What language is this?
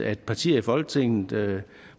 Danish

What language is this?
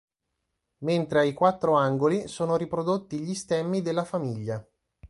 Italian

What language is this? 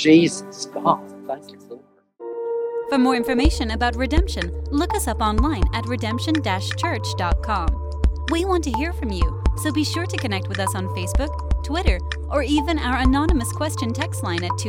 English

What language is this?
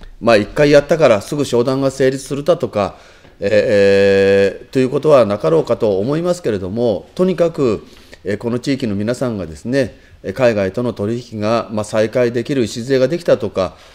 Japanese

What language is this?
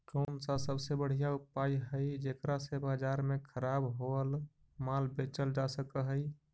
Magahi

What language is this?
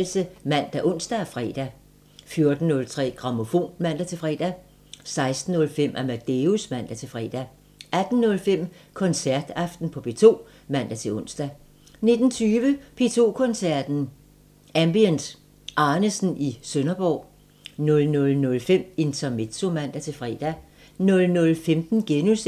Danish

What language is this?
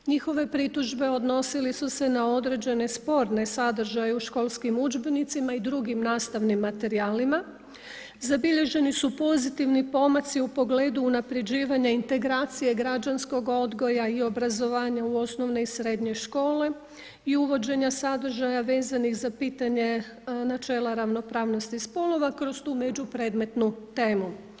Croatian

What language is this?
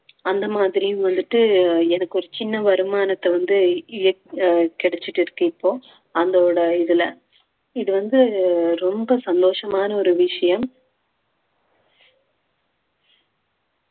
Tamil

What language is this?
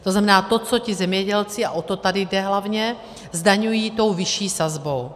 Czech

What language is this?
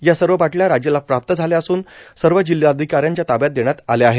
Marathi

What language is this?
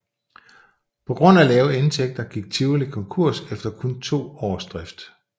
Danish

